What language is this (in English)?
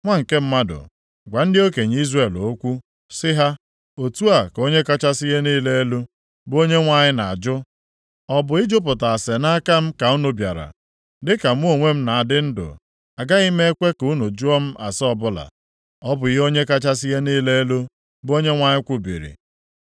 Igbo